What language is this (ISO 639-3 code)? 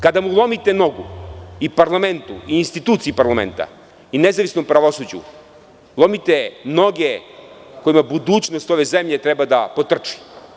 srp